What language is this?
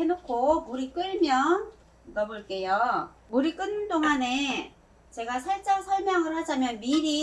Korean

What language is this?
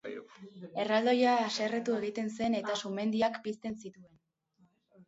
Basque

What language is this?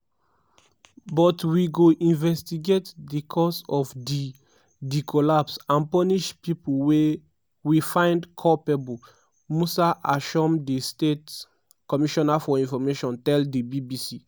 Nigerian Pidgin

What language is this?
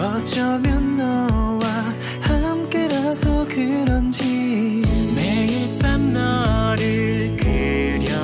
Korean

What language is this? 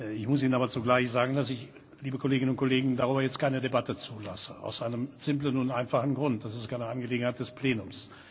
German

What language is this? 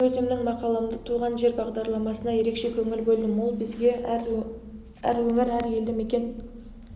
Kazakh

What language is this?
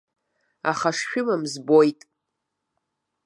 Abkhazian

